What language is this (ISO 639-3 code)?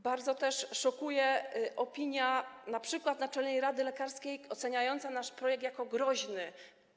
pol